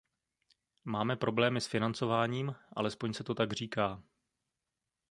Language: Czech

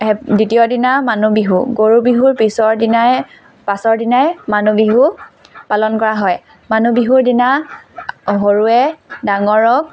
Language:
Assamese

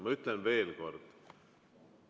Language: Estonian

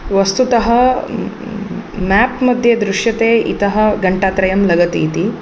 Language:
Sanskrit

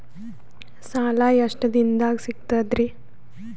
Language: Kannada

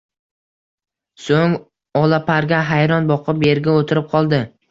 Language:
Uzbek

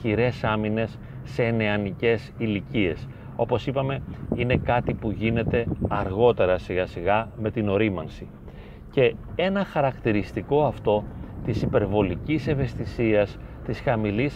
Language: Greek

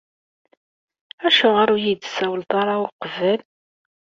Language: Kabyle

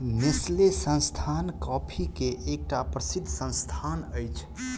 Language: Maithili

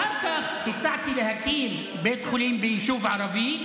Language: Hebrew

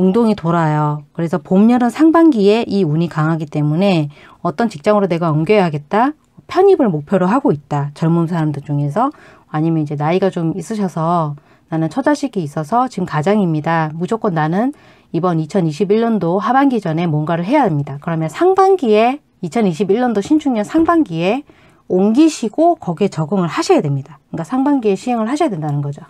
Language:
Korean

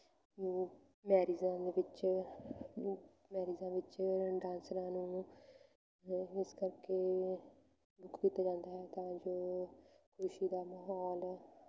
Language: Punjabi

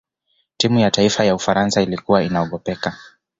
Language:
Swahili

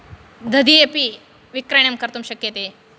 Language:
Sanskrit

